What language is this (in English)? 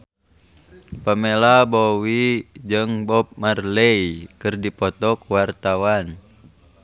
Sundanese